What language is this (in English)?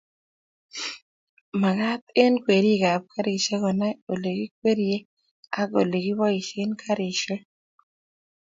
Kalenjin